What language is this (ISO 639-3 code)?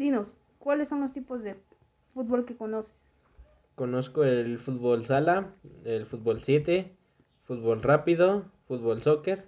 spa